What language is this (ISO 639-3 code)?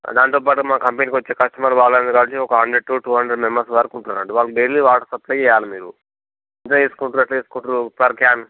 tel